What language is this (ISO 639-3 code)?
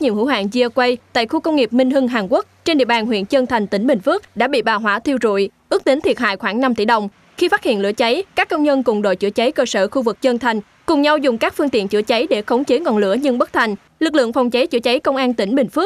vie